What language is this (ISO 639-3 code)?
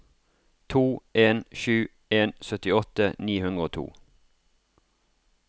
nor